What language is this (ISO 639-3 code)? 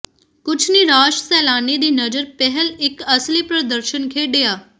pan